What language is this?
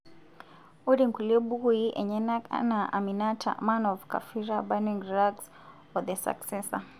Masai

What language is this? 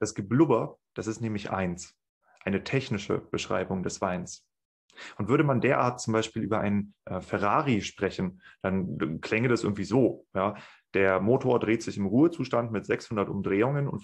German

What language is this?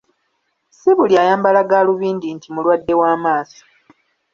Ganda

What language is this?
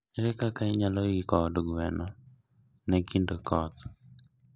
Luo (Kenya and Tanzania)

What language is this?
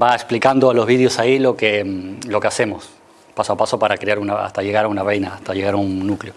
Spanish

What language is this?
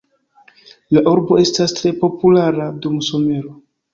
Esperanto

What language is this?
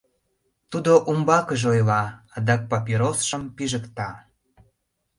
Mari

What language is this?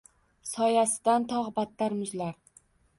Uzbek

